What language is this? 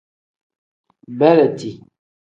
Tem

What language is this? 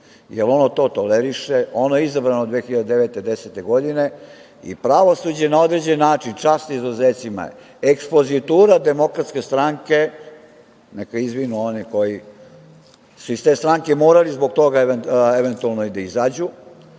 Serbian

